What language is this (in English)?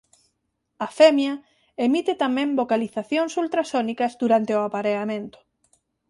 Galician